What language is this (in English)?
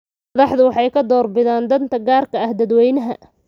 Somali